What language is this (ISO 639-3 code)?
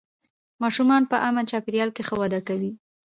pus